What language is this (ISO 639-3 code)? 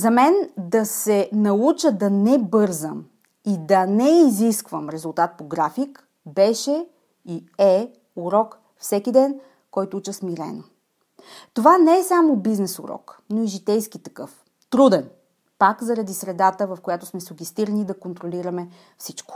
bul